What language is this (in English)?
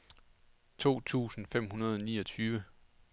Danish